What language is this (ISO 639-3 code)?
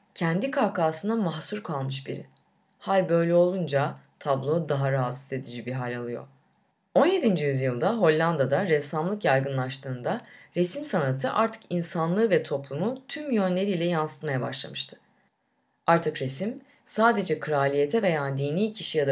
tur